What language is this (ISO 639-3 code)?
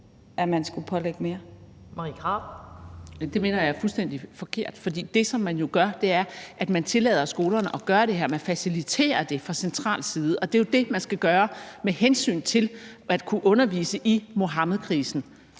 dan